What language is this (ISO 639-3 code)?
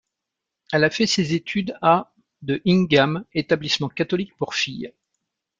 fra